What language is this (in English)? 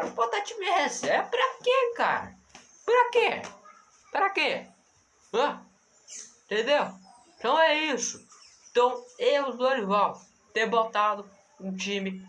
Portuguese